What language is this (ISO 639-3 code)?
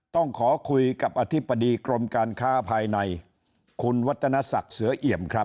tha